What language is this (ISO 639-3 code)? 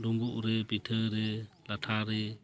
sat